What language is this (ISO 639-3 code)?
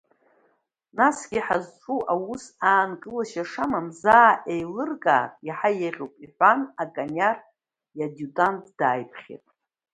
abk